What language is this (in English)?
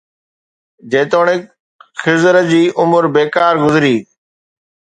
Sindhi